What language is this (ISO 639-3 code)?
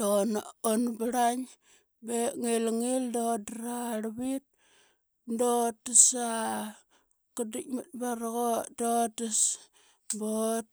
byx